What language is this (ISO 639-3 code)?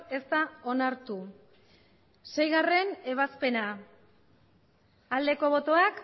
eus